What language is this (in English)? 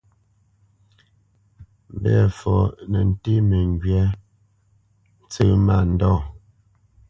Bamenyam